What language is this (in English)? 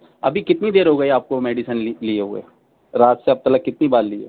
Urdu